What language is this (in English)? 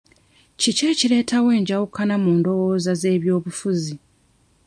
Ganda